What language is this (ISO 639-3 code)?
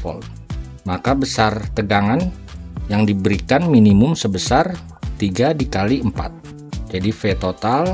ind